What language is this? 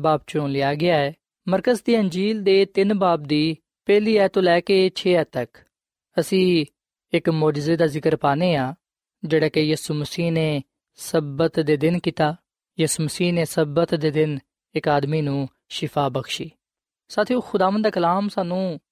Punjabi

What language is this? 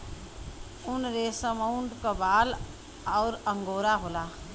Bhojpuri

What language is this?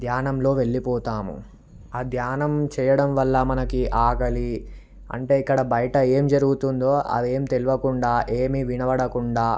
Telugu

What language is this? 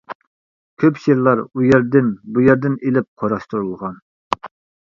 Uyghur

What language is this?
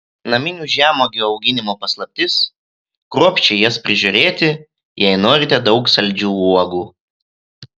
Lithuanian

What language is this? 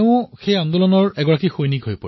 Assamese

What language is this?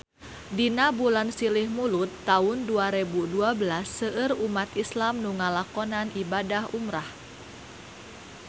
Sundanese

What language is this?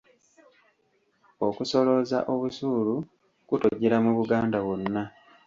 Ganda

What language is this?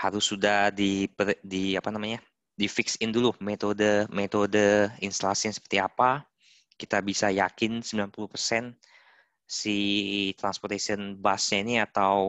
Indonesian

